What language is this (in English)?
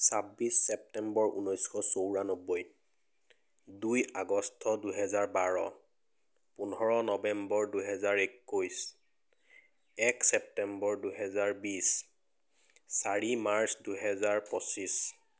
Assamese